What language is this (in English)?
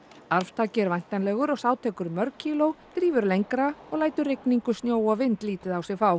Icelandic